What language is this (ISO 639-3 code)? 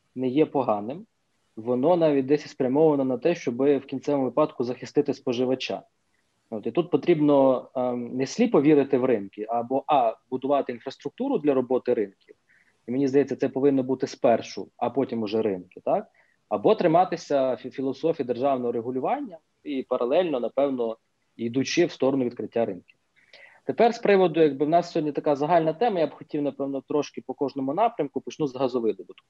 ukr